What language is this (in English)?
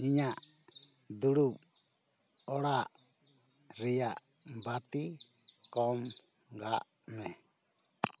Santali